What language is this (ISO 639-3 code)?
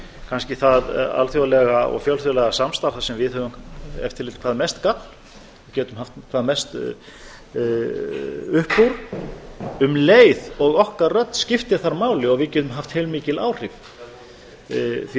isl